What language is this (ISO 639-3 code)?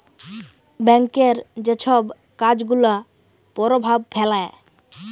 ben